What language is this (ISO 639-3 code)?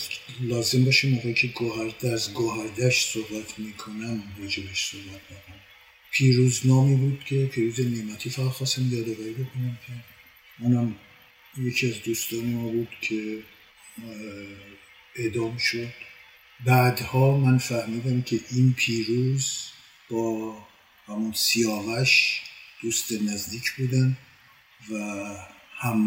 fas